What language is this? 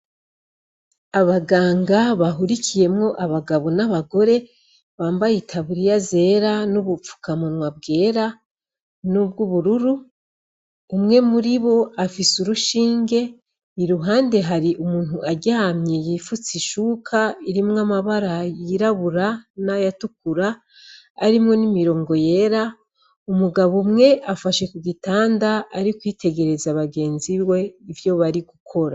Rundi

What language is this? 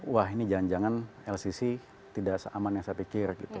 Indonesian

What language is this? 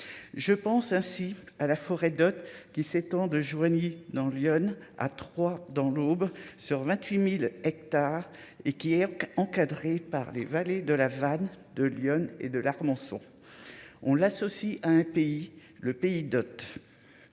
French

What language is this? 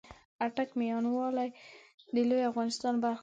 Pashto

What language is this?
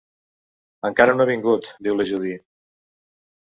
Catalan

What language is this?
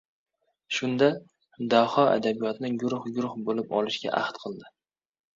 Uzbek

